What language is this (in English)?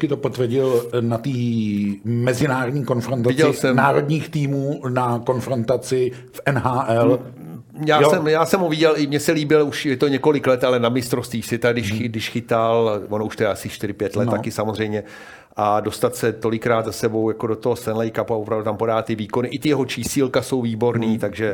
Czech